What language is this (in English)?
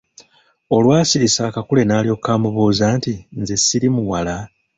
Ganda